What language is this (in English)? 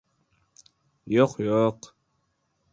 Uzbek